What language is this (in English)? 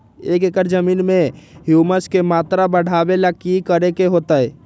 Magahi